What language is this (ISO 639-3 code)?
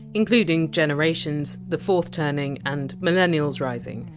eng